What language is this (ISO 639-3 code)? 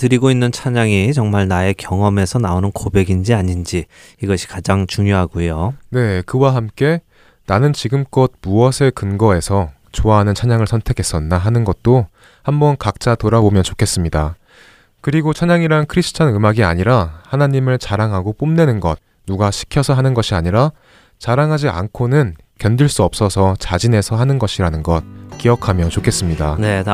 kor